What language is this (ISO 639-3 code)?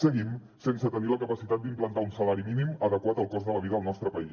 cat